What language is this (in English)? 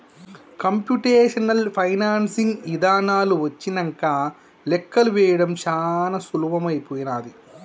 Telugu